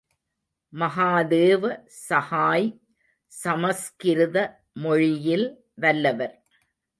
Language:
Tamil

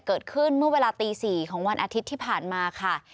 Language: Thai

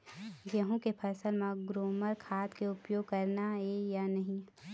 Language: Chhattisgarhi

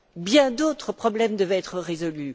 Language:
French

